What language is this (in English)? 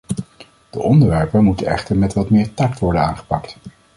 Dutch